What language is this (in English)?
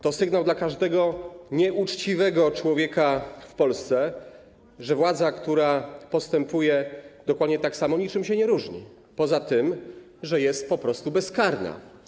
Polish